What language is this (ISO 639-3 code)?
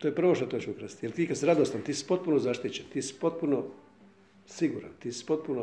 hrv